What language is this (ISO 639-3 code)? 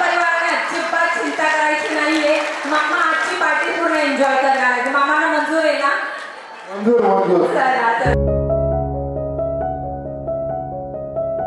hin